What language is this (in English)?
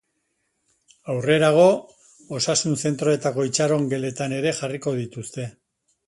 Basque